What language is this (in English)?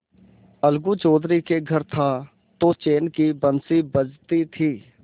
Hindi